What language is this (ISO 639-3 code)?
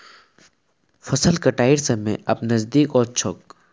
mag